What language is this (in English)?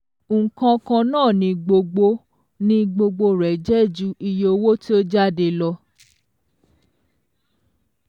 Yoruba